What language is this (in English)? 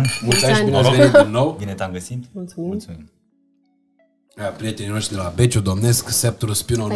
Romanian